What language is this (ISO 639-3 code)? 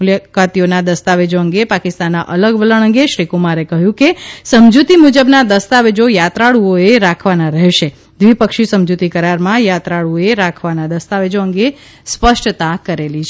guj